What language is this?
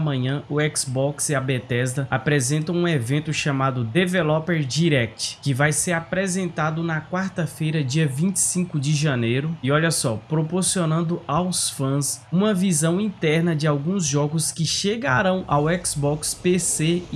Portuguese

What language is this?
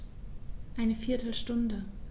German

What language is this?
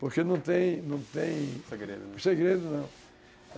Portuguese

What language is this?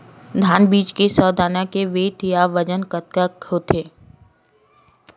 Chhattisgarhi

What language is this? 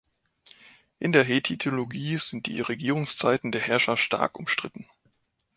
German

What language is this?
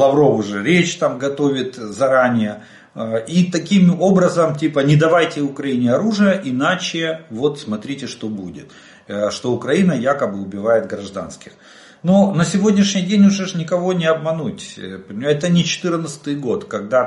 Russian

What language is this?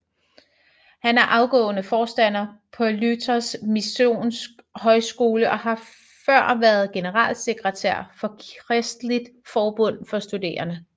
Danish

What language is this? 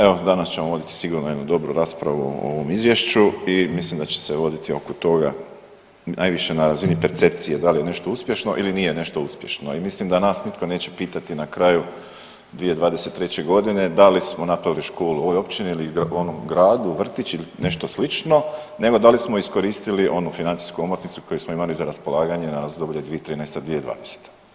Croatian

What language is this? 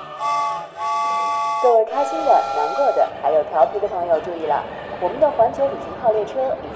Chinese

